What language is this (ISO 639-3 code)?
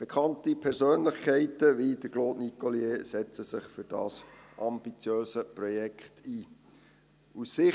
gsw